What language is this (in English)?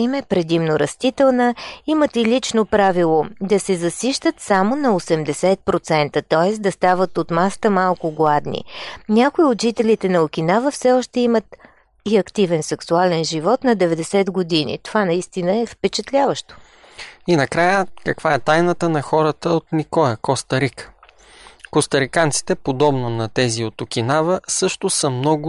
Bulgarian